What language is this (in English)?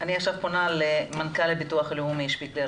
Hebrew